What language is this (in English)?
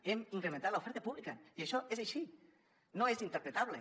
Catalan